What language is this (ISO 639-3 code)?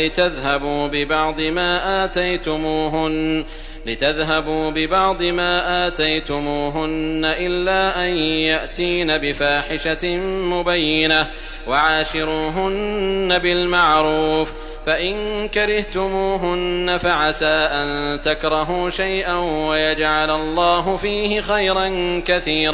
ara